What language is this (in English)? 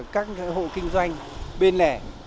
Vietnamese